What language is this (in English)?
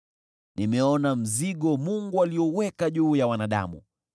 Swahili